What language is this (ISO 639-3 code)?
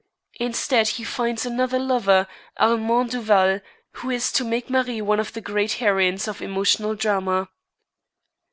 eng